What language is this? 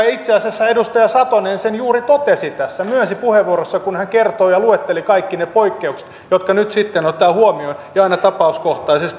Finnish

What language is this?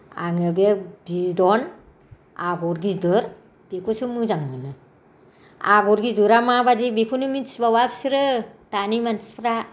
Bodo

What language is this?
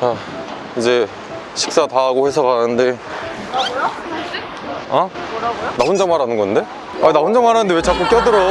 Korean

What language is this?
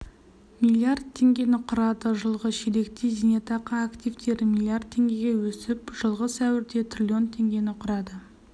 Kazakh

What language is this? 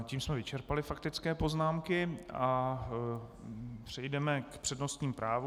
Czech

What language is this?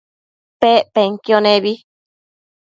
Matsés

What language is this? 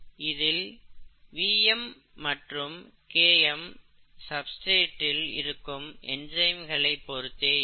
Tamil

